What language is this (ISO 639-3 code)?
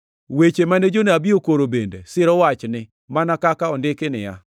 luo